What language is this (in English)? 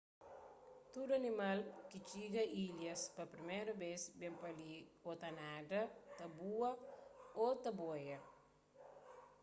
Kabuverdianu